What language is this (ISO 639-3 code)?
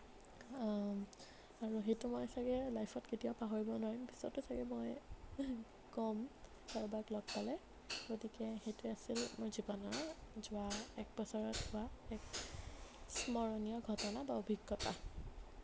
asm